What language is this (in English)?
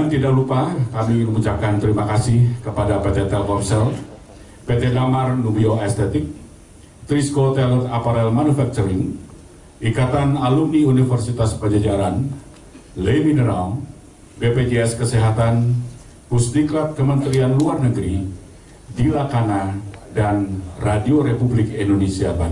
Indonesian